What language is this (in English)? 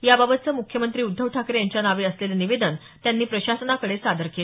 Marathi